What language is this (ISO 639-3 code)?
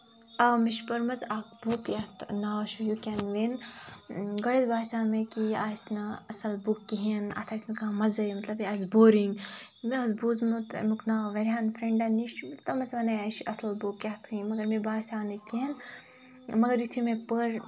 kas